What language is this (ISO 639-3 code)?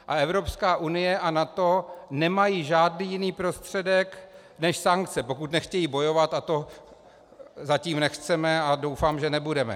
ces